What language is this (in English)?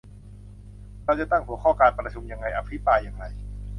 Thai